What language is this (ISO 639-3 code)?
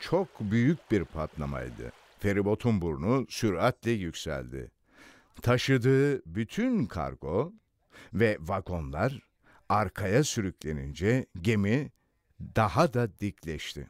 tur